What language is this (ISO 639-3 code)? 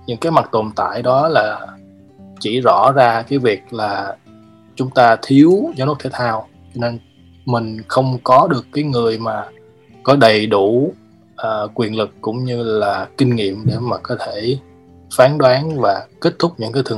vie